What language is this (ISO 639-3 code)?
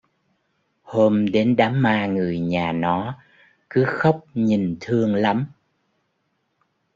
vie